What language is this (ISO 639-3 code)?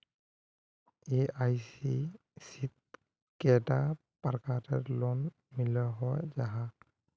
mag